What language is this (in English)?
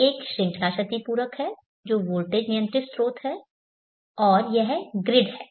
Hindi